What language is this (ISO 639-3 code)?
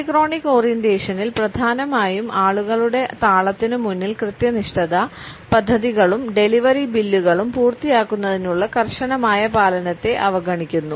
mal